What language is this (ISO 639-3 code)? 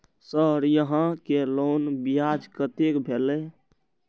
mai